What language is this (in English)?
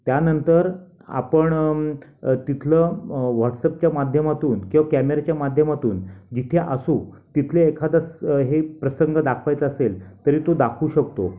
Marathi